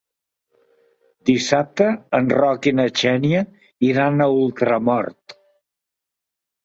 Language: Catalan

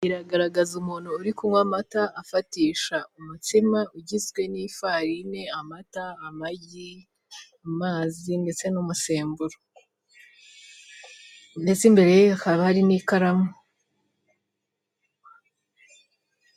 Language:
Kinyarwanda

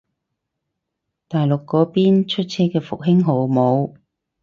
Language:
Cantonese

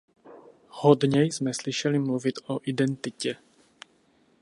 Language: Czech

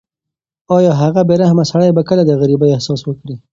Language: Pashto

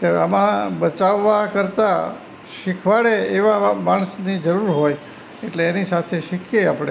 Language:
Gujarati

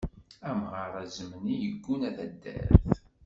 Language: Kabyle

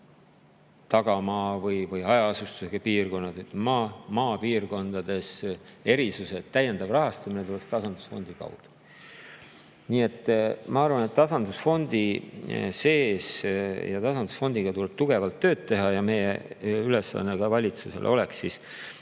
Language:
Estonian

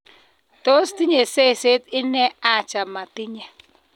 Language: Kalenjin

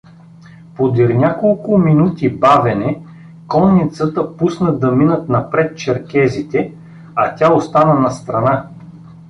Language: Bulgarian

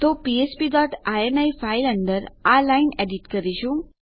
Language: Gujarati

